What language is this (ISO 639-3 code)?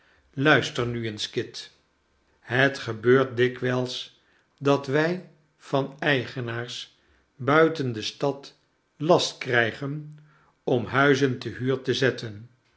nld